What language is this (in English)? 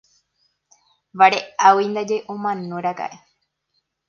Guarani